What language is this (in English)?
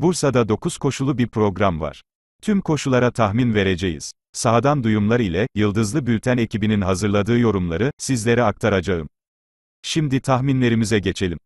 Turkish